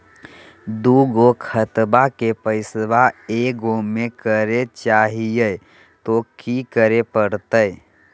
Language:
Magahi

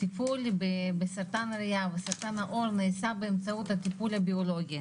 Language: Hebrew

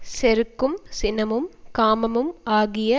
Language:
Tamil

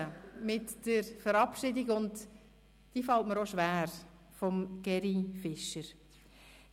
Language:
Swiss German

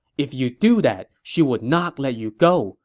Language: English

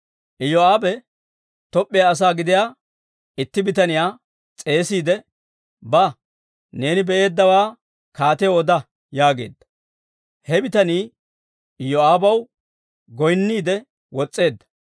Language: Dawro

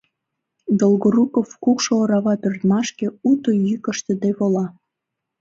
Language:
Mari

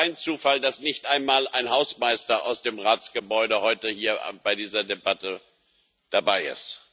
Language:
German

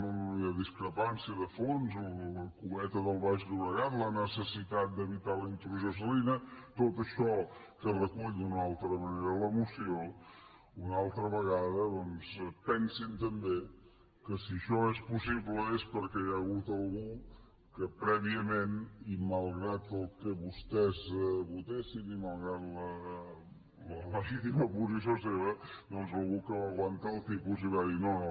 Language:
Catalan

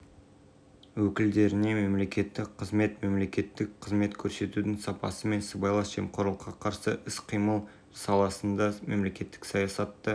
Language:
Kazakh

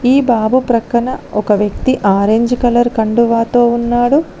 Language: Telugu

